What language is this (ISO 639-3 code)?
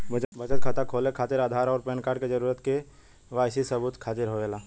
bho